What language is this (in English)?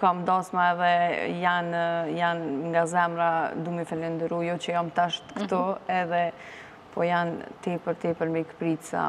Romanian